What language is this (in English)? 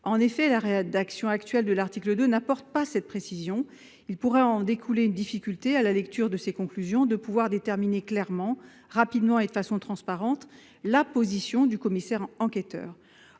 French